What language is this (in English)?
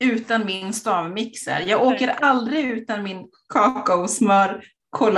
Swedish